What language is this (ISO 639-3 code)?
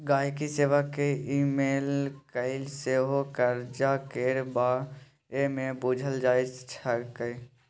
mai